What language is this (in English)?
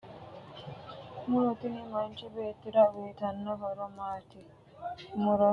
Sidamo